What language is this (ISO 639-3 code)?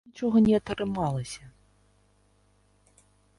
bel